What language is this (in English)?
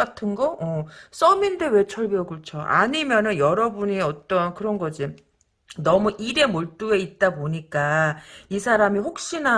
Korean